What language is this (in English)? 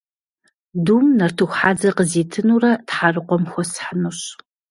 Kabardian